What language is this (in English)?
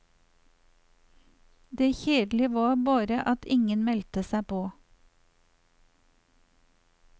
Norwegian